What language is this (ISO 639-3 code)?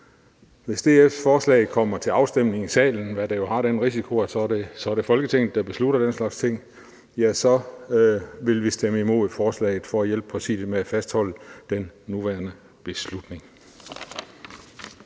dan